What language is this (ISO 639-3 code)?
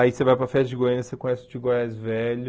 por